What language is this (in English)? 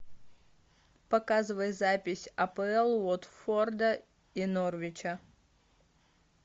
Russian